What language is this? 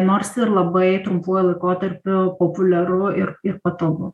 Lithuanian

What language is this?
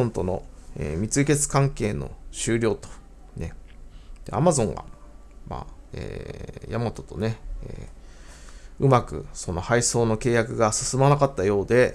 Japanese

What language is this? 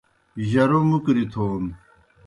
Kohistani Shina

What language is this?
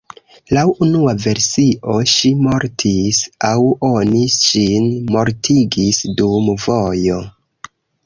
Esperanto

